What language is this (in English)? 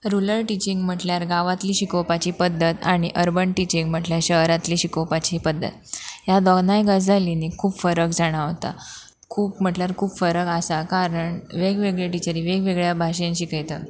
Konkani